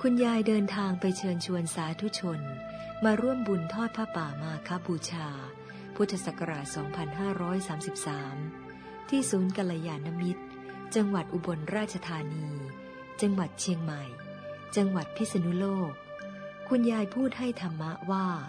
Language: Thai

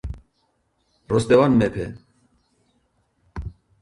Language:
Georgian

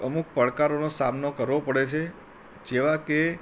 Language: Gujarati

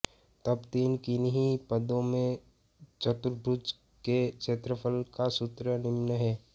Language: Hindi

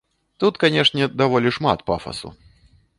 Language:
Belarusian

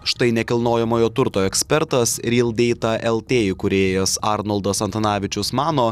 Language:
Lithuanian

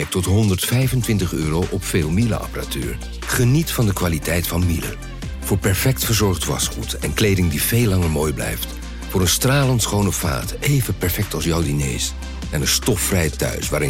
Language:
Dutch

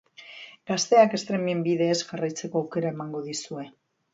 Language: Basque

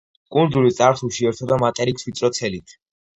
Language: Georgian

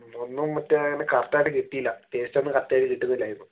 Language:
Malayalam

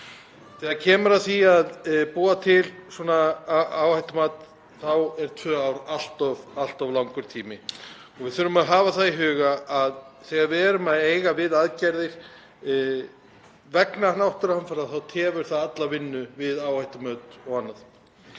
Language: Icelandic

